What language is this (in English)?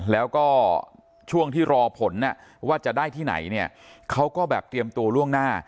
Thai